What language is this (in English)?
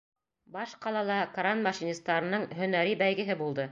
Bashkir